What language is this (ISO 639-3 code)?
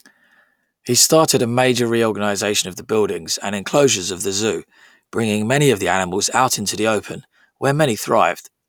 eng